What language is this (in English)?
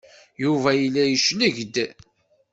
Kabyle